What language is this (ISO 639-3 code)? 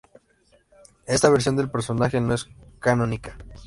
spa